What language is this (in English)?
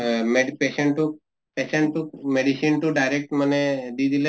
Assamese